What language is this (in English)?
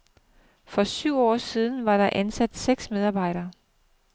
Danish